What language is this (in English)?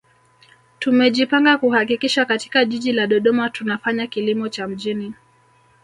Swahili